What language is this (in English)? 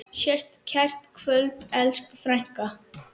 Icelandic